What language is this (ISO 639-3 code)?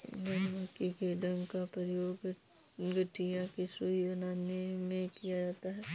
hin